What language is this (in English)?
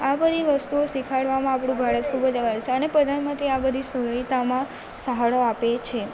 Gujarati